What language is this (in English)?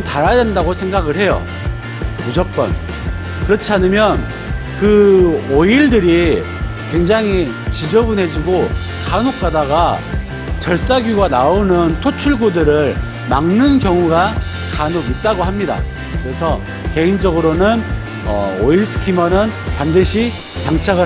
Korean